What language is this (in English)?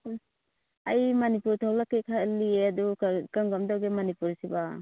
Manipuri